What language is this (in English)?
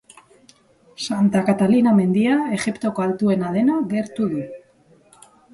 Basque